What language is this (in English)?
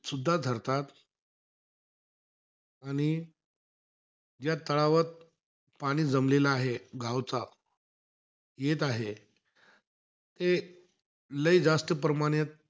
Marathi